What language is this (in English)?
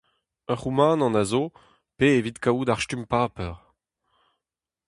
Breton